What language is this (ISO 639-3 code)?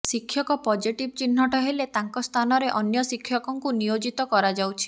ori